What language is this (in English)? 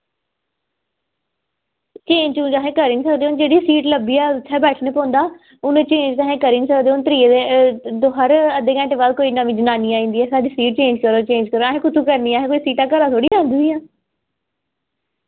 Dogri